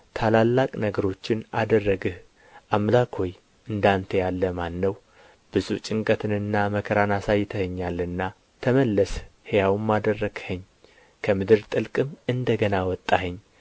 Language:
Amharic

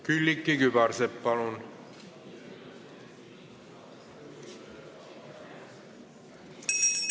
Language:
Estonian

